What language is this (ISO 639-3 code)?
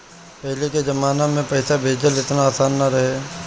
bho